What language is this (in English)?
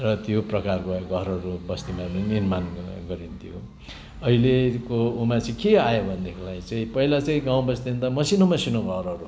Nepali